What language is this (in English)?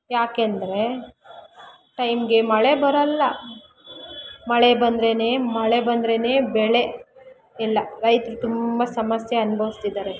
Kannada